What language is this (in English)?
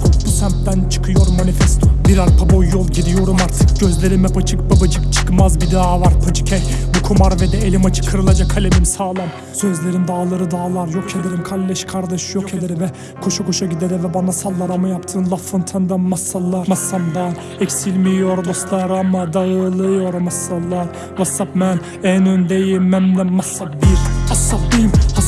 Turkish